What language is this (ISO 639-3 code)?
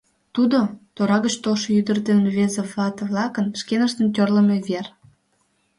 chm